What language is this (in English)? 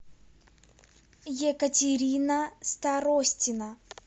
Russian